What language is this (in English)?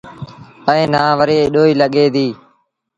Sindhi Bhil